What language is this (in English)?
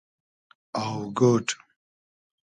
Hazaragi